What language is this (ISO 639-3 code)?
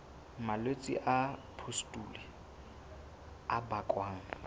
sot